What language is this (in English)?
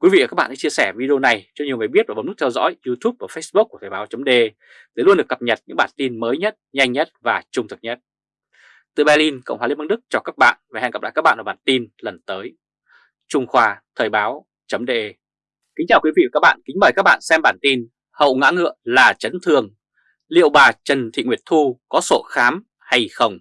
Vietnamese